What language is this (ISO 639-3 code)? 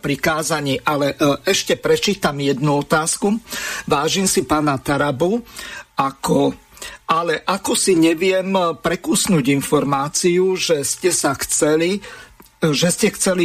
slk